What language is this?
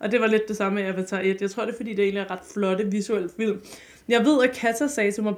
Danish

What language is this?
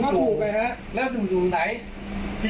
Thai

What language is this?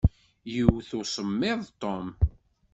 Kabyle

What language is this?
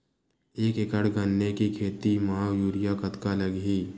Chhattisgarhi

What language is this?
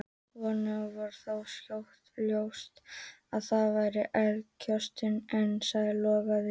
Icelandic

